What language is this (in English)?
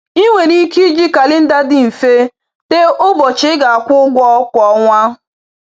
Igbo